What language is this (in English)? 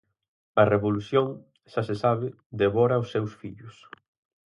Galician